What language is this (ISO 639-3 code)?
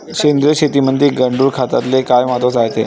mar